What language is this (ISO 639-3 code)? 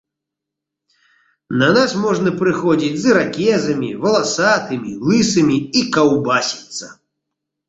bel